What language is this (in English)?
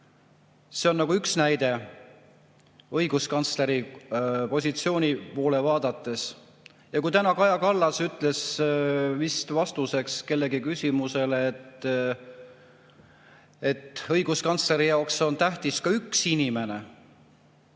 Estonian